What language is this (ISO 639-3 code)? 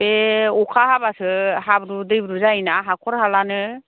brx